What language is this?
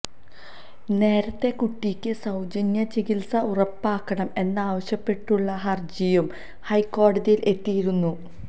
Malayalam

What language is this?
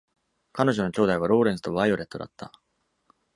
Japanese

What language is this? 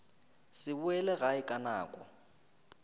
Northern Sotho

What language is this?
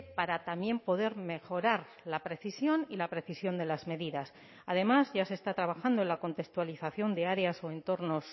Spanish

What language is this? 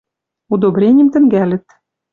Western Mari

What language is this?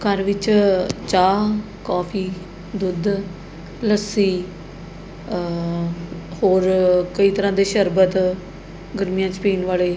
Punjabi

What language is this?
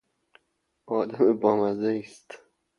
Persian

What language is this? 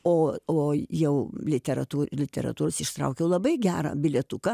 Lithuanian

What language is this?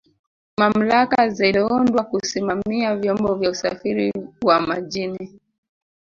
Swahili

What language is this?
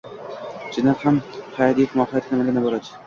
Uzbek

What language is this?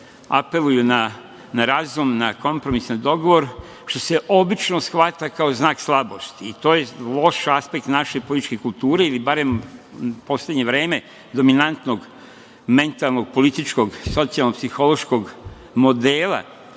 Serbian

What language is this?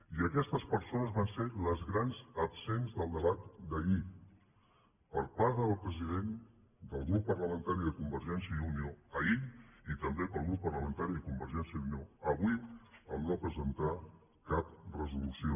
Catalan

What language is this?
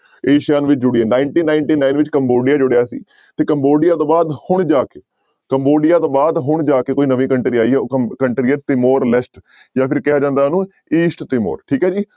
Punjabi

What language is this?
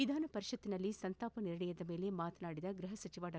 Kannada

